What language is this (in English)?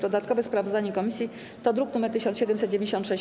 Polish